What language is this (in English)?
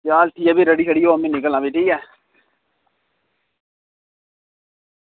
Dogri